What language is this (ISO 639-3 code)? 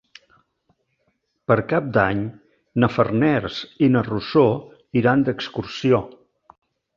cat